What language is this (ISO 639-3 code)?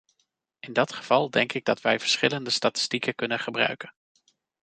nld